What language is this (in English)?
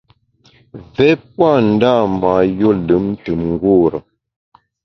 Bamun